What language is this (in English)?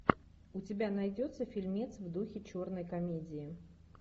Russian